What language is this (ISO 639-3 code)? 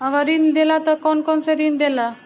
bho